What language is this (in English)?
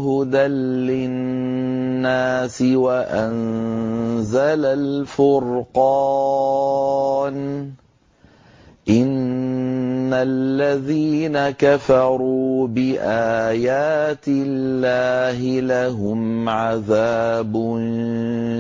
Arabic